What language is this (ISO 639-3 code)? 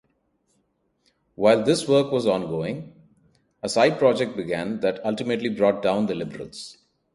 eng